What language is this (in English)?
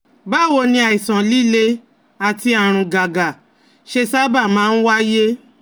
Yoruba